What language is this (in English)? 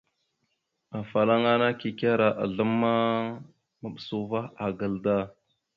Mada (Cameroon)